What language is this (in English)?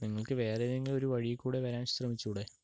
Malayalam